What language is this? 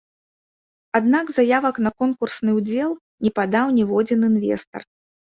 Belarusian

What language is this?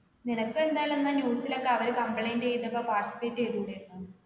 Malayalam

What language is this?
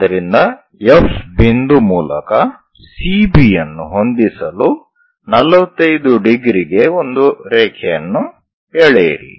Kannada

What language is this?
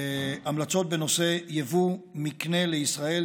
Hebrew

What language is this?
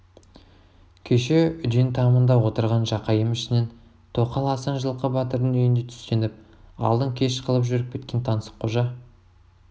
Kazakh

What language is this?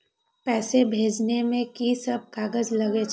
Maithili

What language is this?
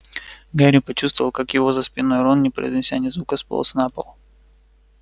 Russian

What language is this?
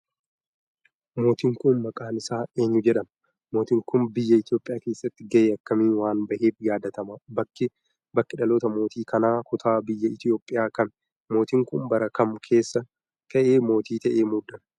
Oromo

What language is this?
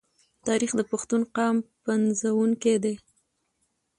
Pashto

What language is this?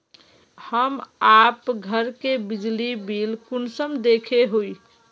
Magahi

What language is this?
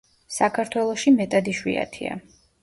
Georgian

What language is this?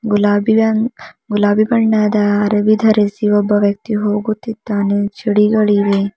Kannada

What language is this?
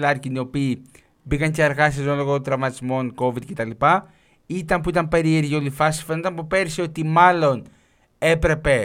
Greek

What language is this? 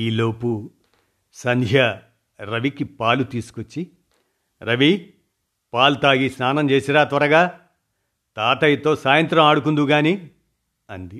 Telugu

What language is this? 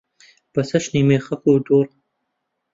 Central Kurdish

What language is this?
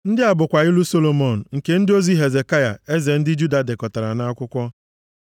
Igbo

